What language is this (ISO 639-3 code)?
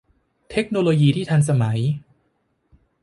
tha